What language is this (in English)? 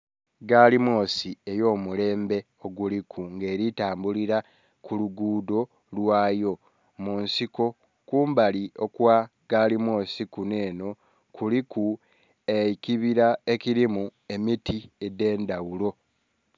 Soga